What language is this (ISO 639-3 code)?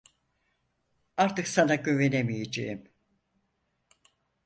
tur